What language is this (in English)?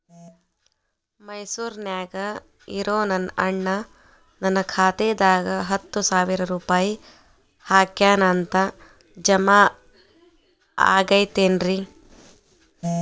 Kannada